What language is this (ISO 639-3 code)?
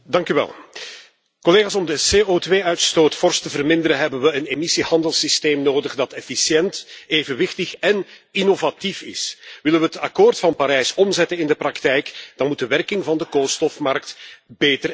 nld